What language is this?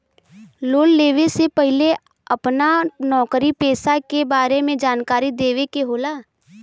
Bhojpuri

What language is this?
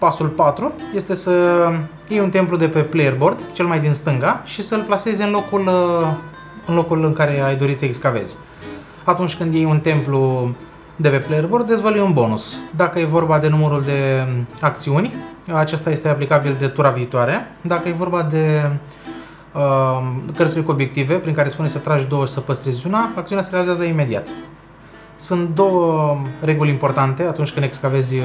Romanian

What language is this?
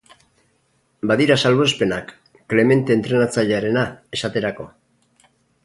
Basque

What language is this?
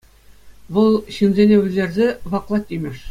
Chuvash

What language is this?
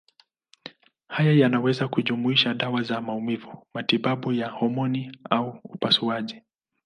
Swahili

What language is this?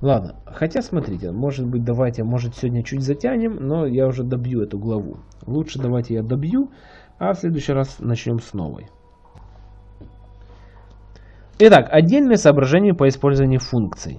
Russian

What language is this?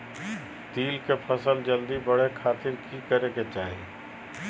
Magahi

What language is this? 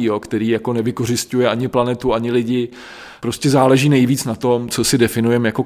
Czech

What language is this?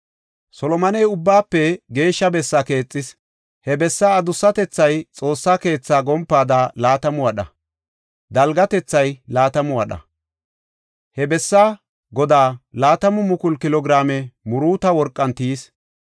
Gofa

